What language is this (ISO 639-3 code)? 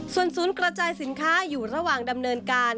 tha